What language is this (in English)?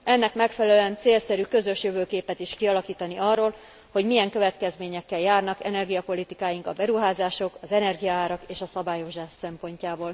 Hungarian